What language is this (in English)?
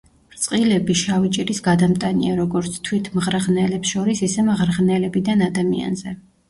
Georgian